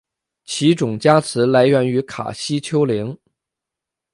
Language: Chinese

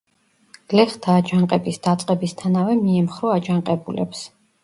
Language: Georgian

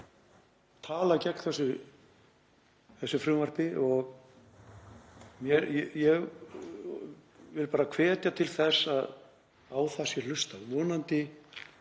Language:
Icelandic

